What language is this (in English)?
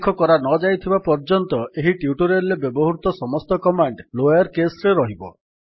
Odia